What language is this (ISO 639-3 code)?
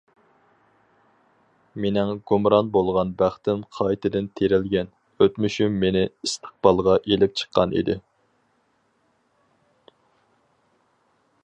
uig